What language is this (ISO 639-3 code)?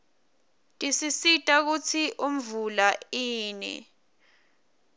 ssw